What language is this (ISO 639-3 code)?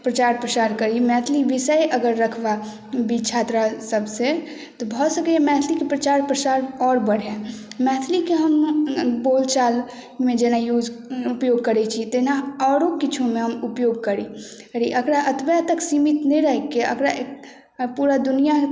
mai